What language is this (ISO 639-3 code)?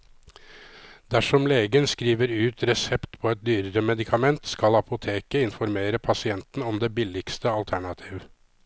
nor